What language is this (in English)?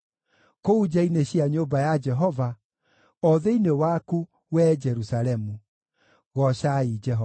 Kikuyu